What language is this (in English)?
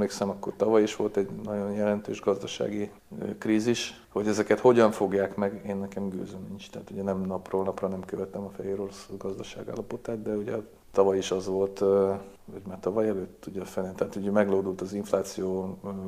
Hungarian